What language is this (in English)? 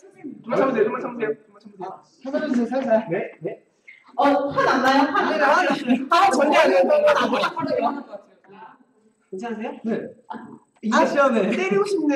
Korean